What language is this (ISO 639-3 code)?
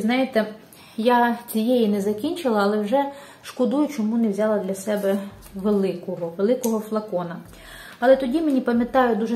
ukr